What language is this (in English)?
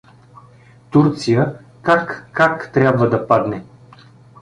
Bulgarian